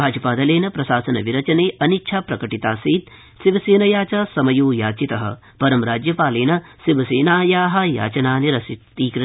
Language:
Sanskrit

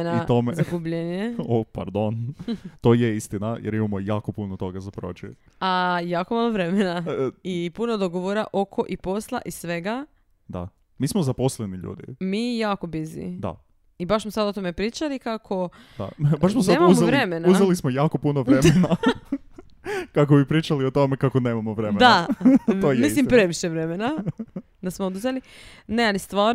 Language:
Croatian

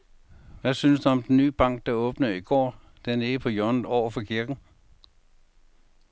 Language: Danish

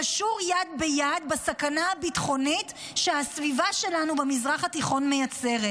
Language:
Hebrew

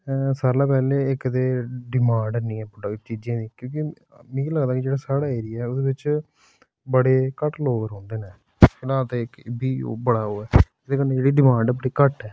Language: Dogri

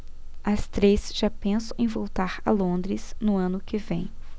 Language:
Portuguese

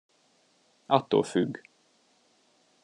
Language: Hungarian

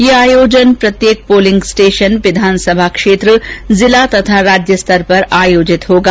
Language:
Hindi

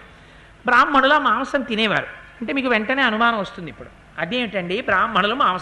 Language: Telugu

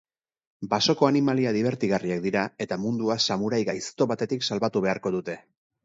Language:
Basque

